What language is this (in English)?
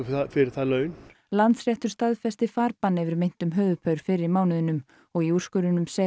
Icelandic